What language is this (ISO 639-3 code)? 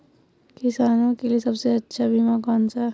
hin